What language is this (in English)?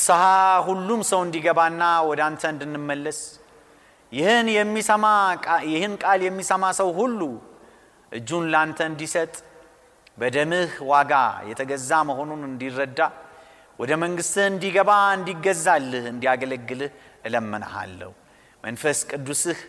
Amharic